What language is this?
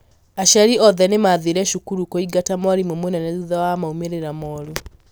Kikuyu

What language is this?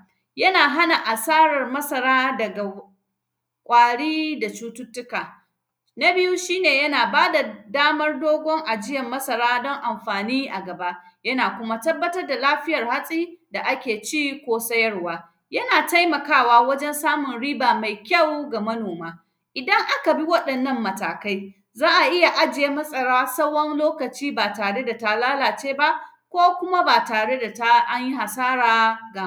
Hausa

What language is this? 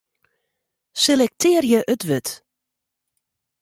Western Frisian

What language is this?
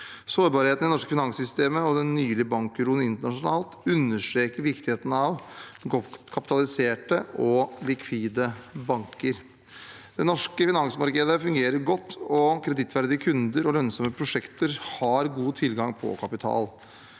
Norwegian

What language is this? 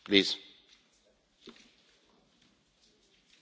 Italian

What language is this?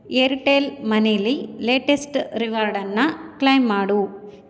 Kannada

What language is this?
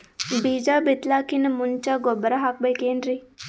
Kannada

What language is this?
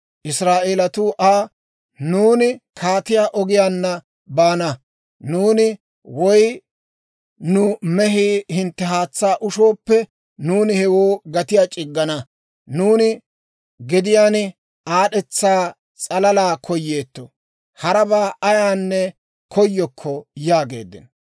Dawro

